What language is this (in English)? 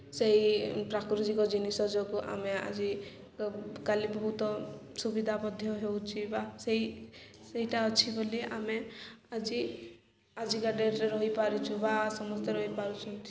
Odia